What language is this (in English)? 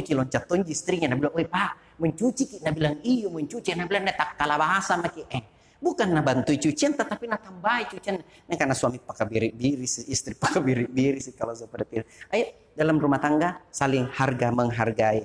Indonesian